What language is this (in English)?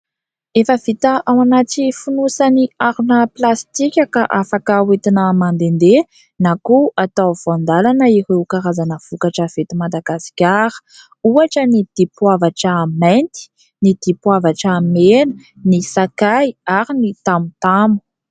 Malagasy